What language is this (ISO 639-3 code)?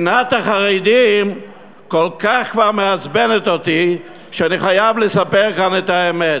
heb